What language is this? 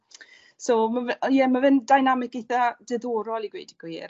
Welsh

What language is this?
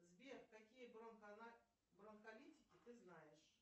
Russian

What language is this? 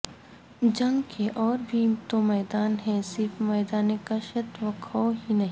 Urdu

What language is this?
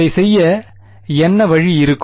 Tamil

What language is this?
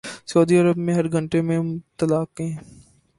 Urdu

